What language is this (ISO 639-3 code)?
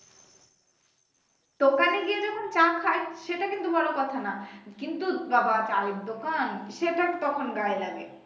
ben